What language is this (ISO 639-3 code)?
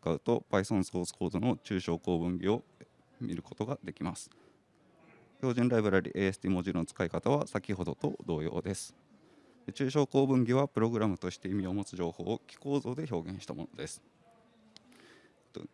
jpn